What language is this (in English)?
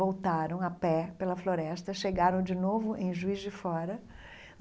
Portuguese